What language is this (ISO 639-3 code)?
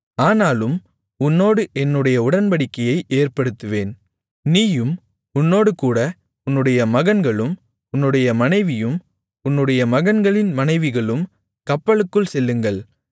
tam